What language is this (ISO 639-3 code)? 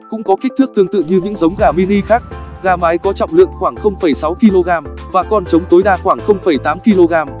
vie